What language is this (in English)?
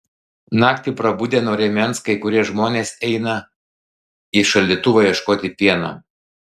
Lithuanian